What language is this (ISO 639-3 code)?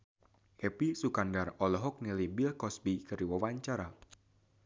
sun